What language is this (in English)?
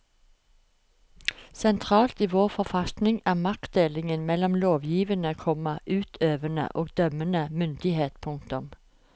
Norwegian